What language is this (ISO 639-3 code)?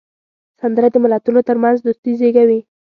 pus